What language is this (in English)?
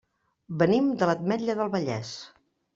Catalan